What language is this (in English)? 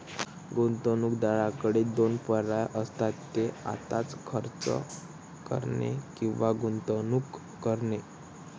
Marathi